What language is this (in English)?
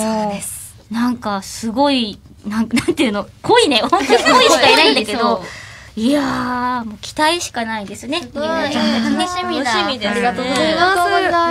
Japanese